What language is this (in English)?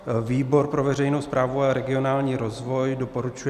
Czech